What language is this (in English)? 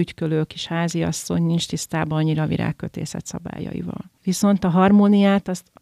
Hungarian